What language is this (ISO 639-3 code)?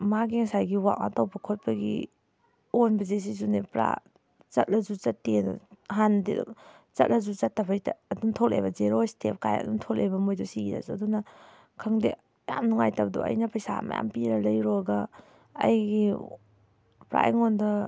mni